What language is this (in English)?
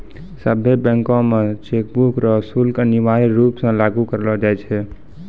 Maithili